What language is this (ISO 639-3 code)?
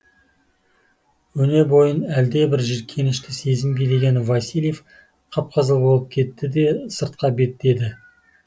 kaz